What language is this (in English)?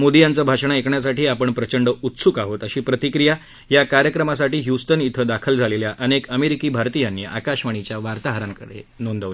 Marathi